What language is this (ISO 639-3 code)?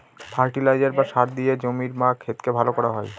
ben